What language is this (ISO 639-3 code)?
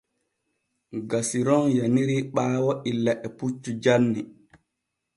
fue